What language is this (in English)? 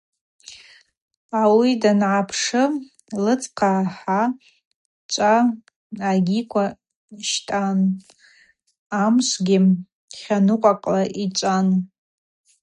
Abaza